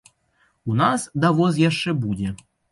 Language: Belarusian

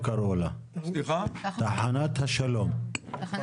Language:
Hebrew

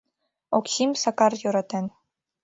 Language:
Mari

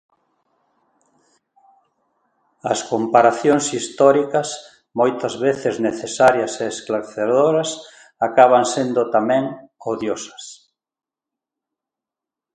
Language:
Galician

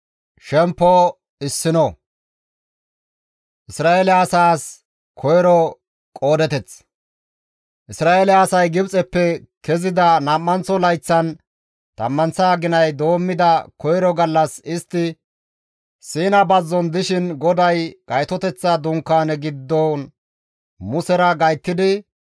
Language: Gamo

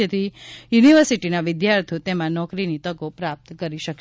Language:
Gujarati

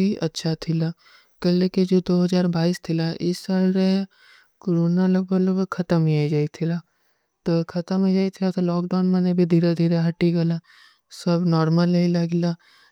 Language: Kui (India)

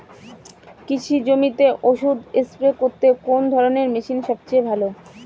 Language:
Bangla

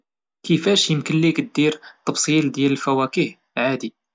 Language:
Moroccan Arabic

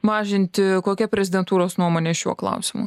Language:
Lithuanian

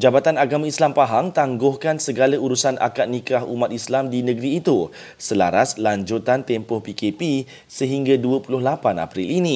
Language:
Malay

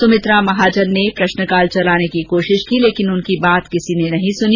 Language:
Hindi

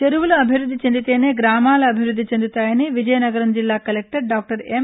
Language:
Telugu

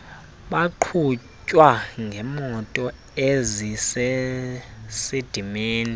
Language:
Xhosa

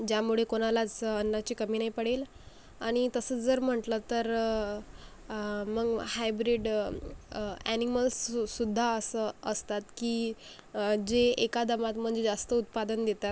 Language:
Marathi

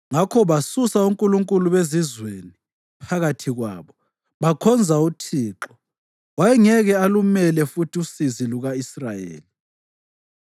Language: North Ndebele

